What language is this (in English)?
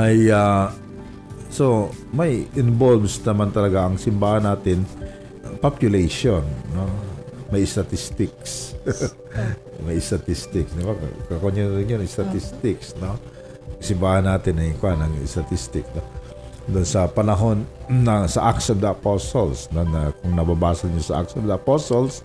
Filipino